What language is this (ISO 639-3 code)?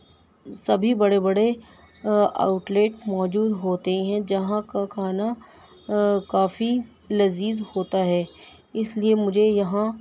urd